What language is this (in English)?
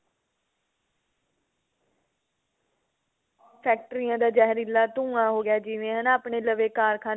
Punjabi